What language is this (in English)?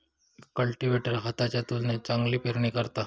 Marathi